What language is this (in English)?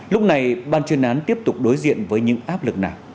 Vietnamese